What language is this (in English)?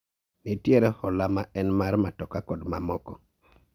Luo (Kenya and Tanzania)